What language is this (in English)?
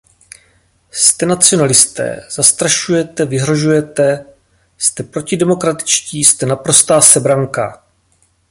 Czech